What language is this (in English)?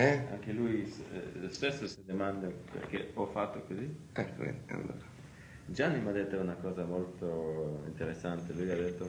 Italian